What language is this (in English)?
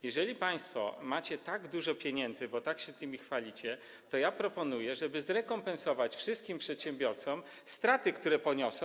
Polish